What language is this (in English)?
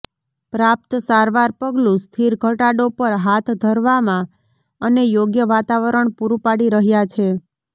Gujarati